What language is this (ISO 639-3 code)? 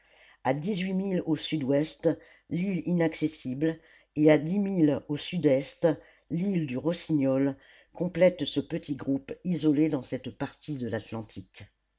fra